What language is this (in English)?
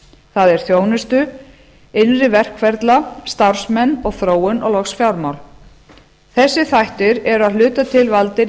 Icelandic